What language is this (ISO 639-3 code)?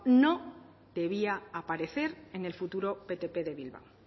spa